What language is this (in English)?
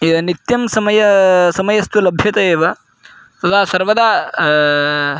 Sanskrit